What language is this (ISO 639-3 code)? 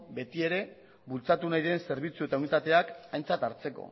eus